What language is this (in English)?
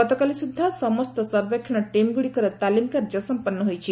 Odia